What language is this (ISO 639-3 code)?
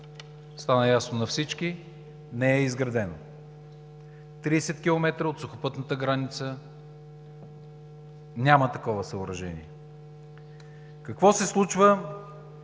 bul